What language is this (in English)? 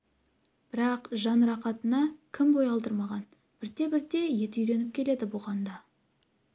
Kazakh